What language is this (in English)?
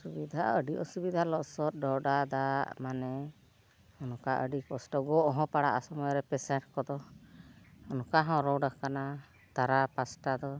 Santali